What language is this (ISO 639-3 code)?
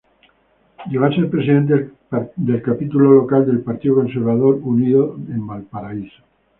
spa